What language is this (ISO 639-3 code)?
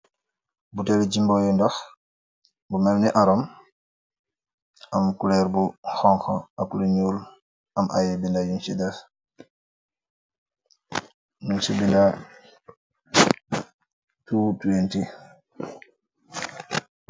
wol